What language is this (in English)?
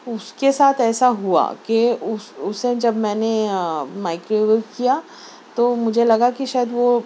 Urdu